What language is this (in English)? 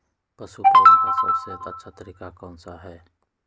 Magahi